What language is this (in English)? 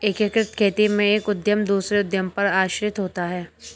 Hindi